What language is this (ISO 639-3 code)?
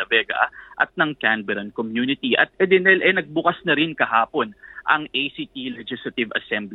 fil